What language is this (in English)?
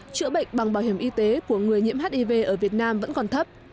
Vietnamese